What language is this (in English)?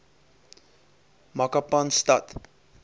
Afrikaans